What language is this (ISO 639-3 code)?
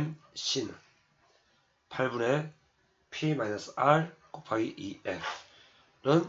kor